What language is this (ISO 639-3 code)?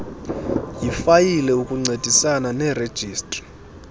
xho